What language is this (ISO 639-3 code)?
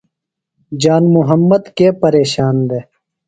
phl